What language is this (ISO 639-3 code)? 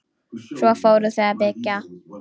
isl